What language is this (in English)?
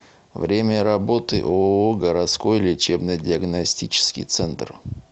Russian